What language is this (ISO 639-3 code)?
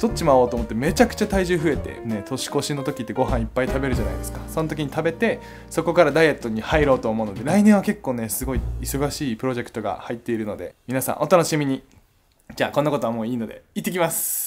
jpn